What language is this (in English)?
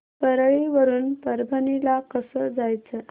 Marathi